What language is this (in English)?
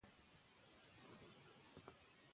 Pashto